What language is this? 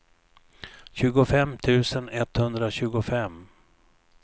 Swedish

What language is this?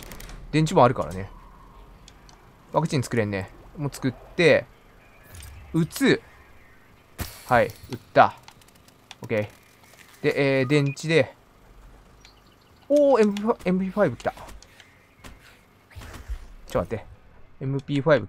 Japanese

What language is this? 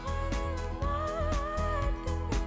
Kazakh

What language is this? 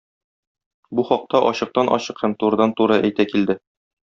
Tatar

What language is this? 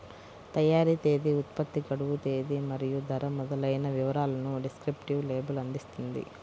Telugu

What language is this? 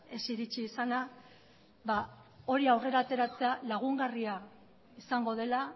Basque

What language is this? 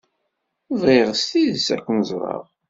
Kabyle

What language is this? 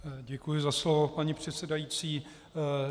Czech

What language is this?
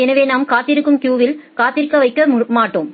Tamil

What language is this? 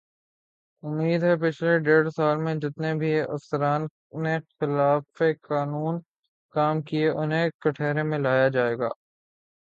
Urdu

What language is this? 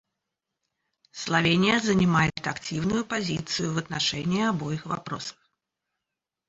Russian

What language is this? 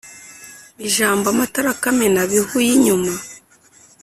Kinyarwanda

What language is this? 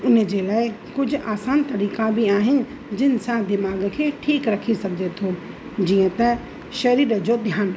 Sindhi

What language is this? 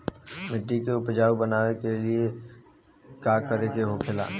Bhojpuri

